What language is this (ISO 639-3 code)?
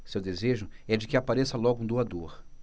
por